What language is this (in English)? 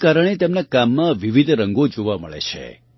Gujarati